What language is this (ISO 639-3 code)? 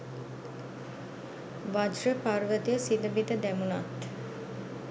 sin